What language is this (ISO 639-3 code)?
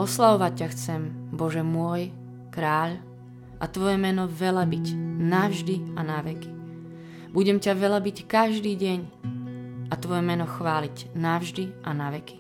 slk